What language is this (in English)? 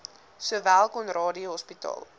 Afrikaans